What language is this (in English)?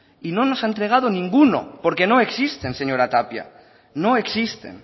Spanish